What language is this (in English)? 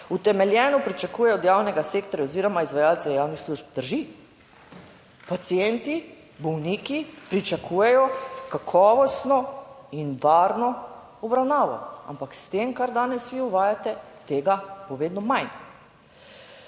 Slovenian